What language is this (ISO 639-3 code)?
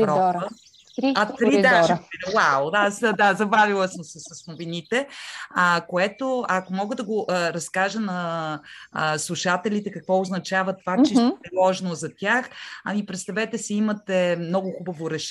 bul